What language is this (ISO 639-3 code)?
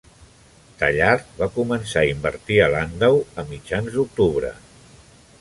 cat